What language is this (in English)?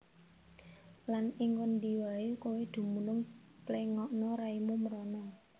Javanese